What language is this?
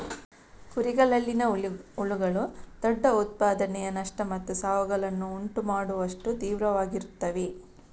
Kannada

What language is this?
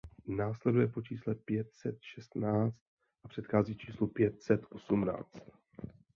Czech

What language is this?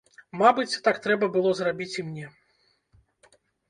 Belarusian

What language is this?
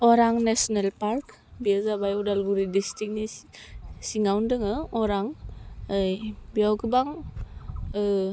Bodo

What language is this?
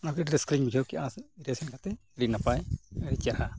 Santali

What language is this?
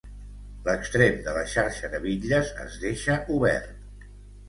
Catalan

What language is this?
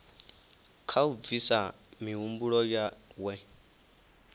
Venda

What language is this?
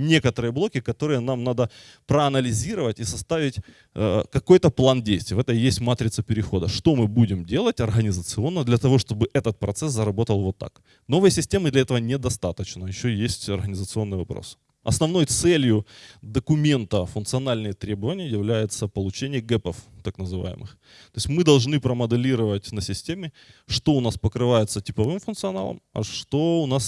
Russian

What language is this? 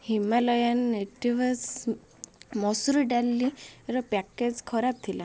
Odia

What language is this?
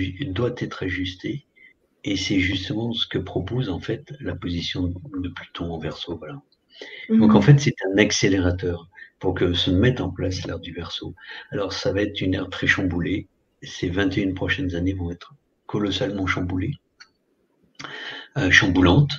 French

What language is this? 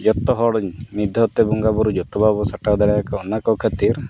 Santali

